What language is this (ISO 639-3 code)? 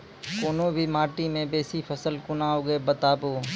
mai